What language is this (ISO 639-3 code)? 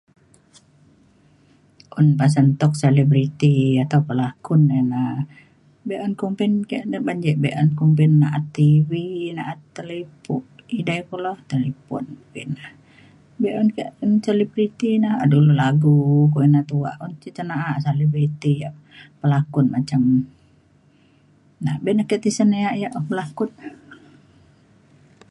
xkl